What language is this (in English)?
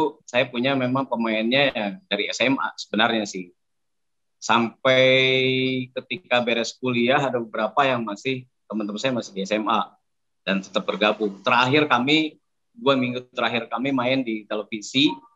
Indonesian